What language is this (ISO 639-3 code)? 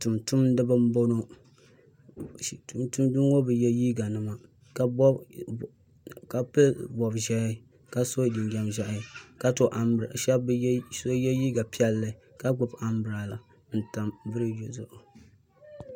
dag